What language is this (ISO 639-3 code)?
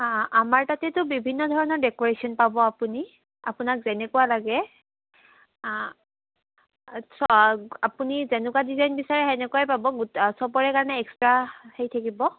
asm